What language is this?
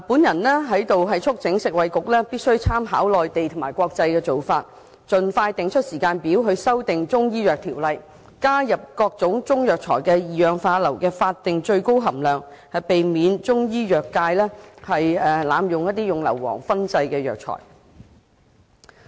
Cantonese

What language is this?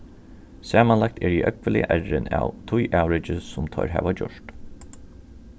Faroese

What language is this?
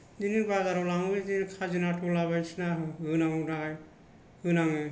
Bodo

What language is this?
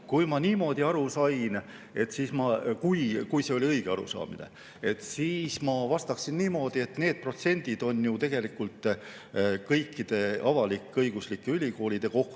Estonian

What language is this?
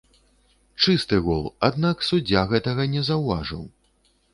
Belarusian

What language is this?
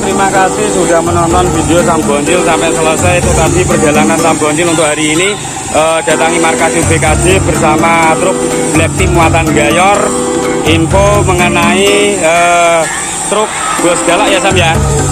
Indonesian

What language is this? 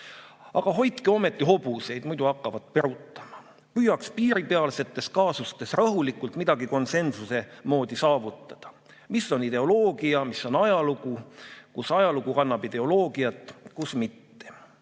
Estonian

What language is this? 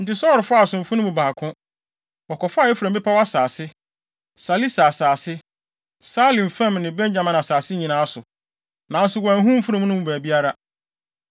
Akan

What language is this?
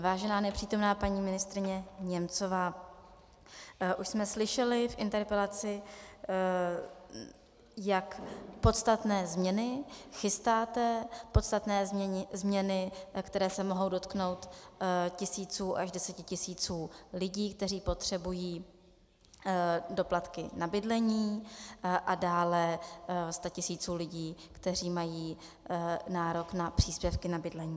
Czech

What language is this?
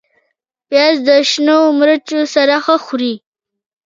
Pashto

